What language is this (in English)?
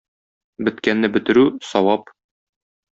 Tatar